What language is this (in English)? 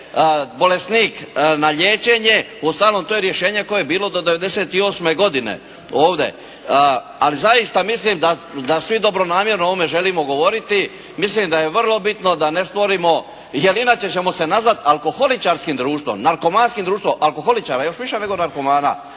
Croatian